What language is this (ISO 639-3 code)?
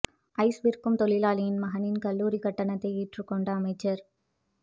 tam